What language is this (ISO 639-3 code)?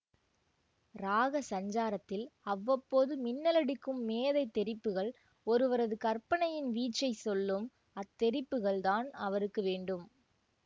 tam